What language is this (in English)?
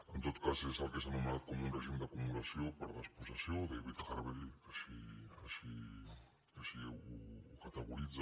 Catalan